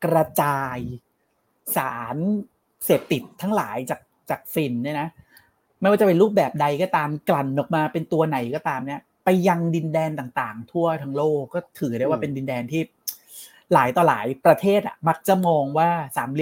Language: Thai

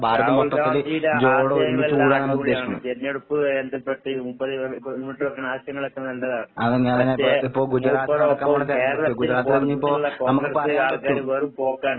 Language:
Malayalam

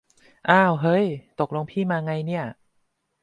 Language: Thai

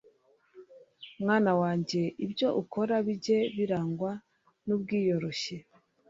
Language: Kinyarwanda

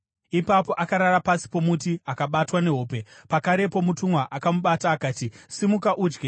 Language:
Shona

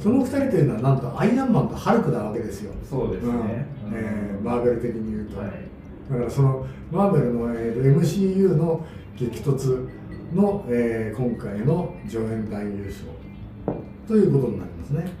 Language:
Japanese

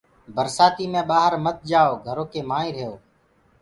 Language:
Gurgula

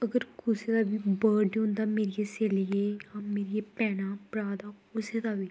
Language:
Dogri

